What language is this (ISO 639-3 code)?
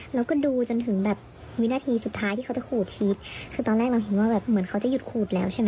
tha